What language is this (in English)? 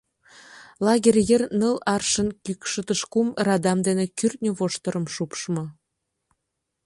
Mari